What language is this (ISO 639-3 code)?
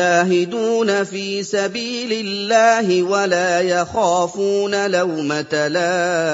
ara